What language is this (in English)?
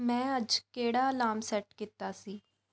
Punjabi